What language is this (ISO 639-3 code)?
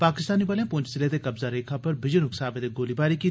doi